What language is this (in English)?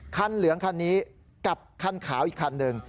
Thai